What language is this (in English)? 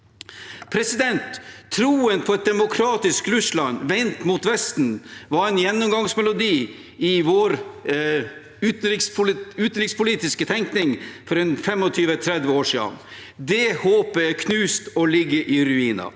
Norwegian